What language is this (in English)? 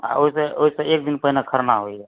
Maithili